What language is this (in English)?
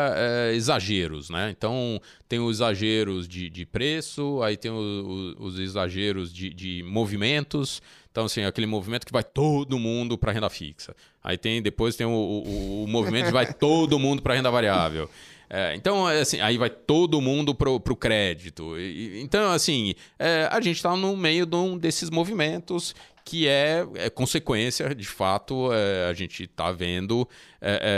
Portuguese